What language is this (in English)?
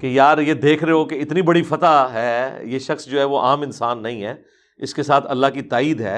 Urdu